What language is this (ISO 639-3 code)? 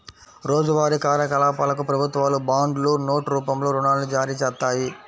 tel